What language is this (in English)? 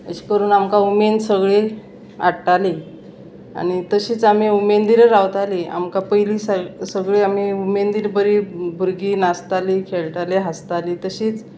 Konkani